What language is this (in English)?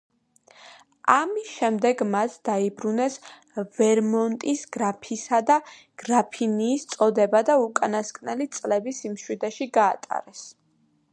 Georgian